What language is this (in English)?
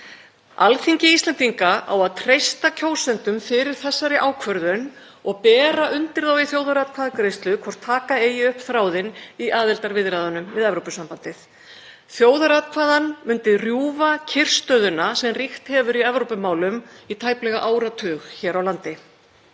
Icelandic